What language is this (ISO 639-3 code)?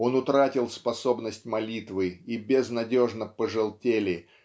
rus